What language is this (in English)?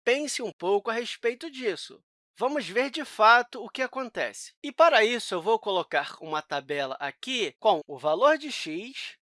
Portuguese